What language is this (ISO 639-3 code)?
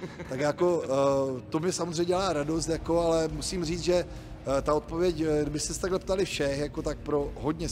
ces